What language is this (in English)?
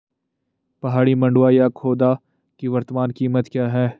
Hindi